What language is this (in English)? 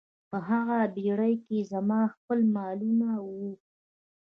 Pashto